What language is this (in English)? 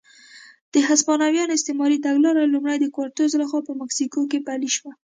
Pashto